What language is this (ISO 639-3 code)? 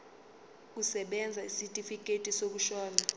zul